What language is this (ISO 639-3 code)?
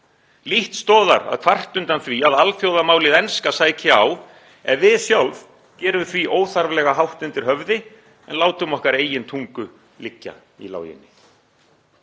isl